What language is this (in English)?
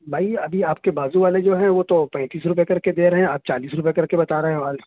Urdu